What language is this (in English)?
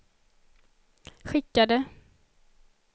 Swedish